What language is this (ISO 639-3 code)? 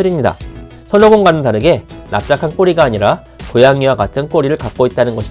kor